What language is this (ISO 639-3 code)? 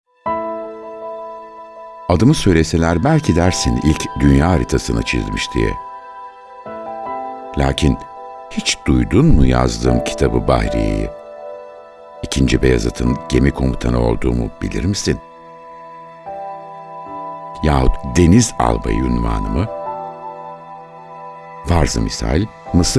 tur